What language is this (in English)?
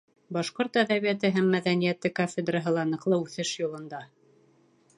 Bashkir